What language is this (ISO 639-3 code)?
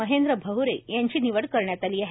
mar